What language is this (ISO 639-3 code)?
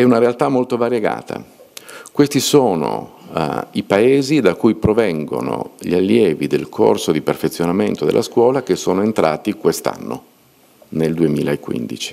ita